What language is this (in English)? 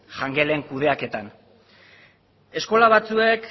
Basque